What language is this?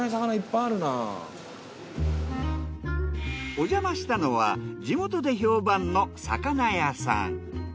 Japanese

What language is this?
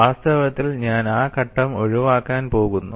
Malayalam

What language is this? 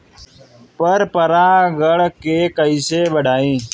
Bhojpuri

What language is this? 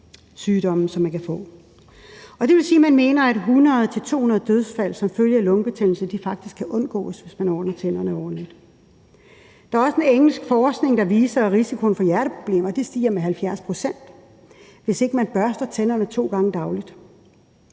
Danish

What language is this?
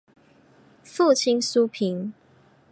Chinese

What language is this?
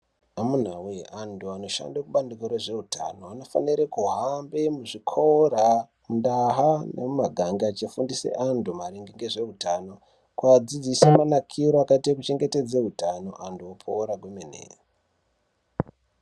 Ndau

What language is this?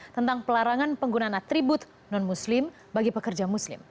Indonesian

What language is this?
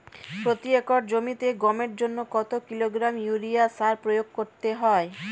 Bangla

